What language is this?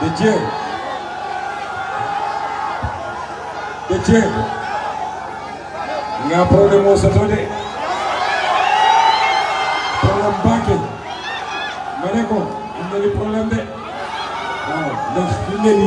French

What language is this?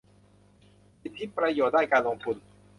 Thai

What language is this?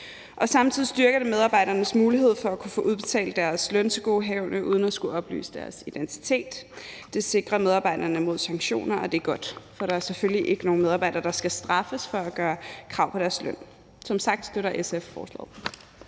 Danish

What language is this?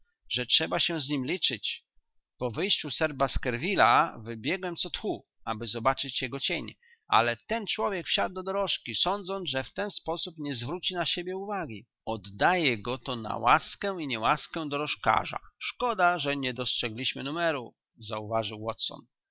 Polish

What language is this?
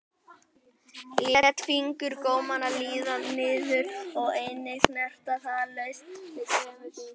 Icelandic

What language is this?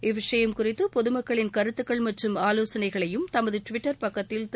Tamil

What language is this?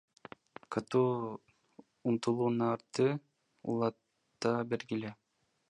Kyrgyz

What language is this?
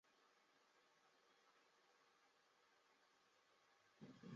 Chinese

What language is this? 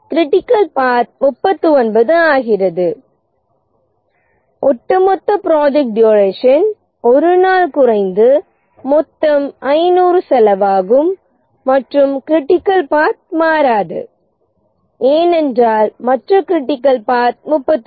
Tamil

